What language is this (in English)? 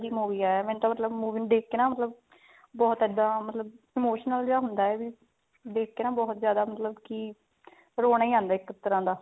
Punjabi